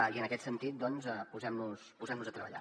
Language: Catalan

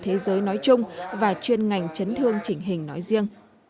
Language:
Vietnamese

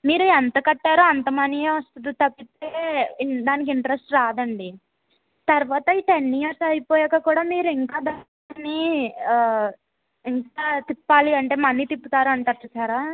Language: Telugu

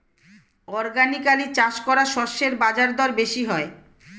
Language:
Bangla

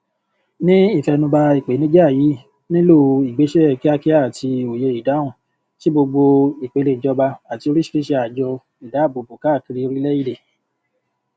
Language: Yoruba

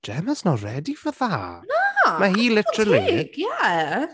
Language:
Welsh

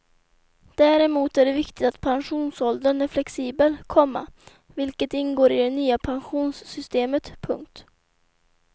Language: Swedish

